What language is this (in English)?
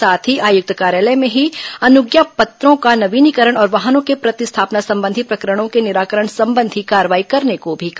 Hindi